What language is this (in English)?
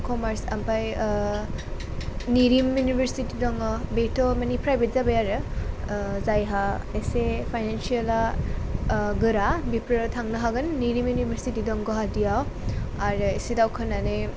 Bodo